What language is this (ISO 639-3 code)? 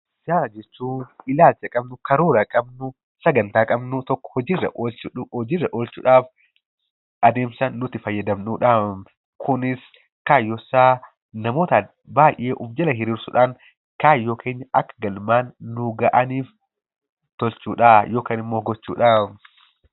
orm